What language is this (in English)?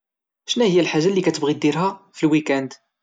Moroccan Arabic